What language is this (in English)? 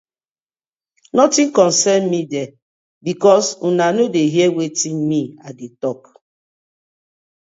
Nigerian Pidgin